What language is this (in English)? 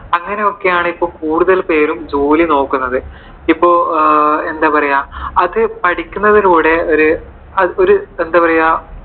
Malayalam